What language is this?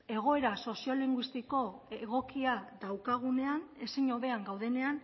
Basque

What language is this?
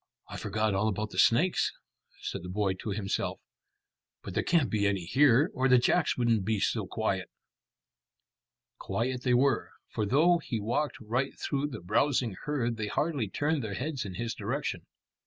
English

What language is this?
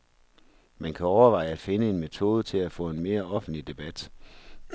Danish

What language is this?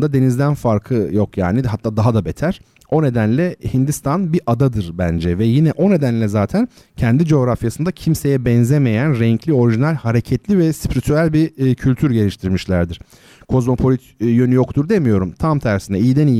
Turkish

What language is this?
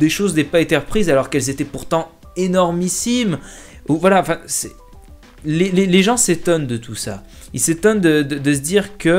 French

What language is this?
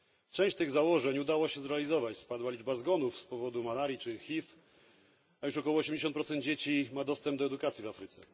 Polish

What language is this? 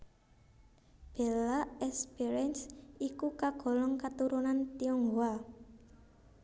Javanese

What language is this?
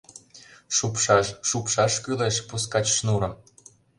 Mari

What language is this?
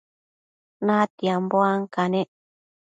Matsés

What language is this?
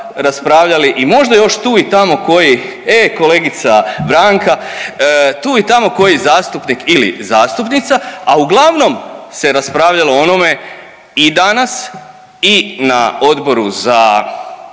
Croatian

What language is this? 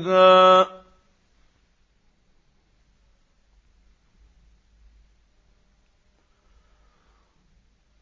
Arabic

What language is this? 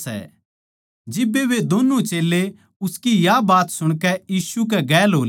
Haryanvi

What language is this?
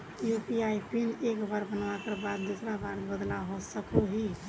Magahi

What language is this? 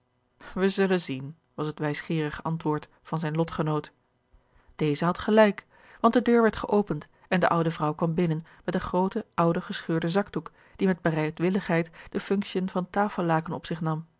Dutch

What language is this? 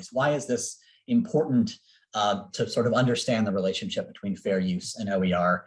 English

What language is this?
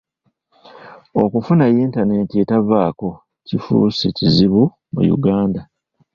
Ganda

